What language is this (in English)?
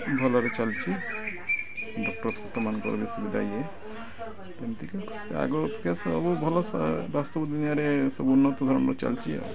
Odia